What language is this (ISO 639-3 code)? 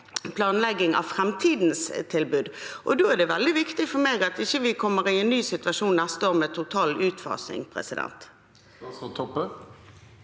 nor